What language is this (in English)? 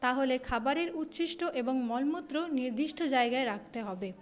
Bangla